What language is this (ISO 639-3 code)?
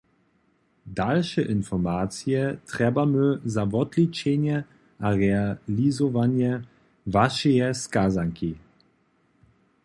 hsb